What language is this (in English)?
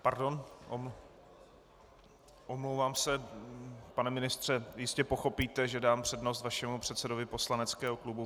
Czech